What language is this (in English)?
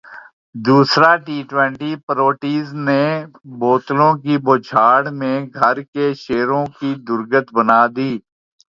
Urdu